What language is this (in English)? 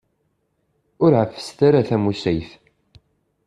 Kabyle